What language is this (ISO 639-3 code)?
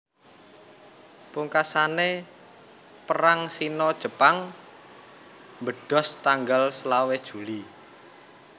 jav